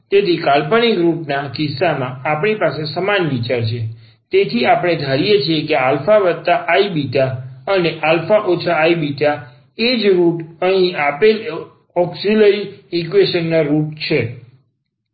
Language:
Gujarati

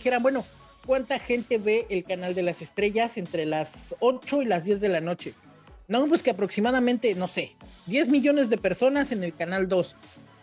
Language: Spanish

